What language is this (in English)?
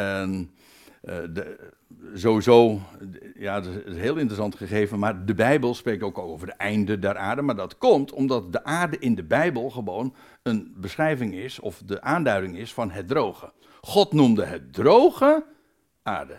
Dutch